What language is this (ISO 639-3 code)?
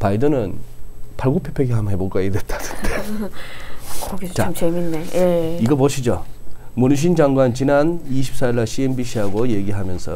kor